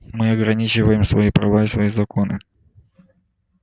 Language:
Russian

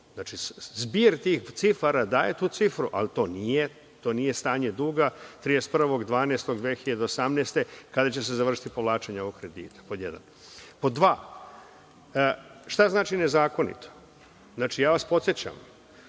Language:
Serbian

